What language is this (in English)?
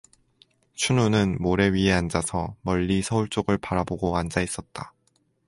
Korean